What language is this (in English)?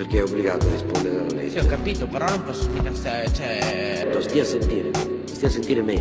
Italian